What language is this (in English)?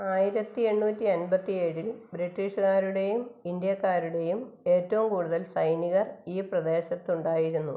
Malayalam